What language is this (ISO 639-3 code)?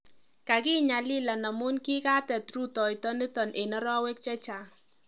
kln